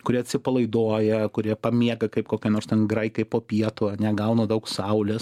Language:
Lithuanian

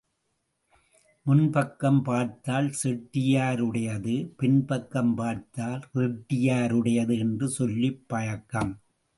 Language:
Tamil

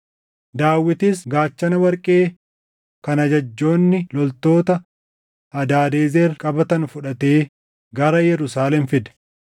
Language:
Oromo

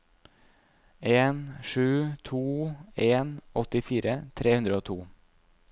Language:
Norwegian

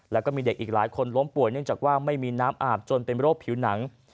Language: Thai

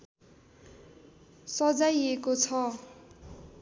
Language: Nepali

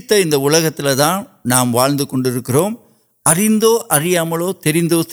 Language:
Urdu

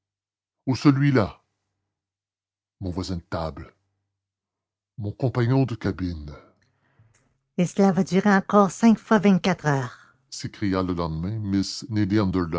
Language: French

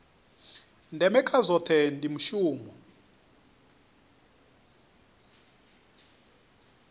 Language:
Venda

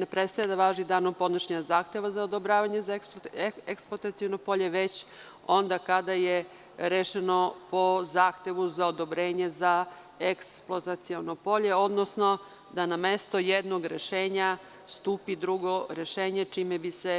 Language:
Serbian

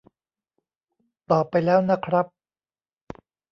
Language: Thai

